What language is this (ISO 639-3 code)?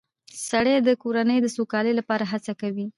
pus